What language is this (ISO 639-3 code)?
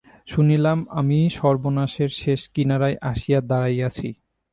ben